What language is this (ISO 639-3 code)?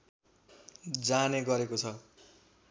nep